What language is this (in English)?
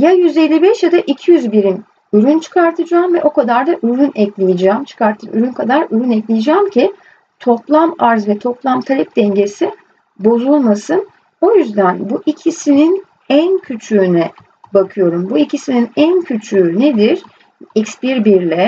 Turkish